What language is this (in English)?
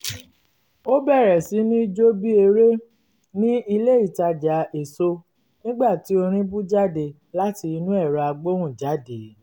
Yoruba